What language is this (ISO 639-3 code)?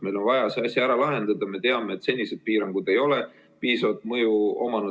est